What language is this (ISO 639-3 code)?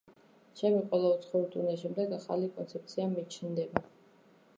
kat